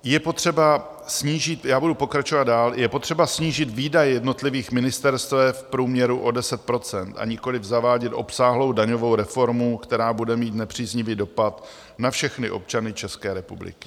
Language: Czech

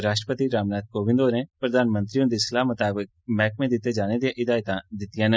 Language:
Dogri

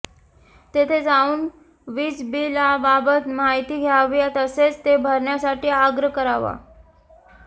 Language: Marathi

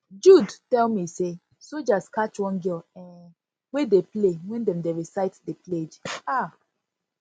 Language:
Nigerian Pidgin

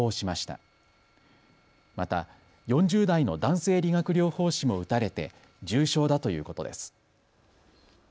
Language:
Japanese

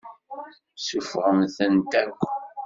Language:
Kabyle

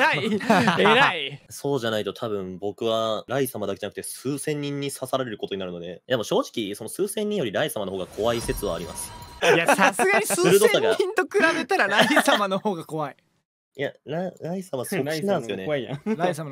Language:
Japanese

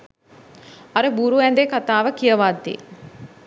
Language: Sinhala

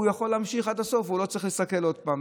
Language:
Hebrew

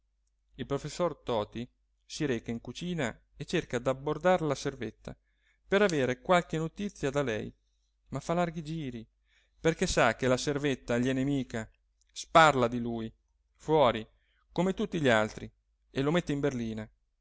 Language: Italian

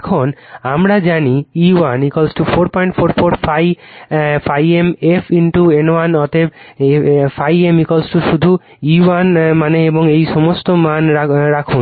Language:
Bangla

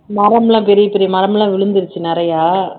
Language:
Tamil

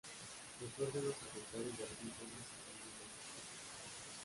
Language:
Spanish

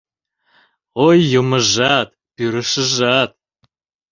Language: Mari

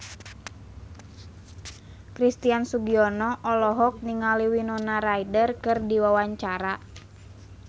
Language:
Sundanese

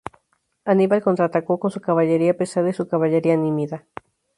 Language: Spanish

